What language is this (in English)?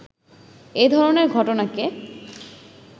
Bangla